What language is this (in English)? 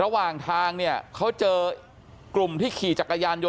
Thai